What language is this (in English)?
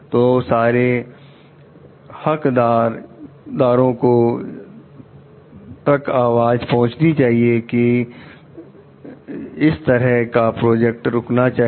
Hindi